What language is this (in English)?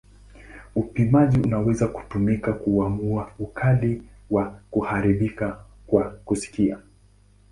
Swahili